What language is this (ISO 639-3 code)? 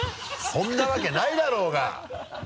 jpn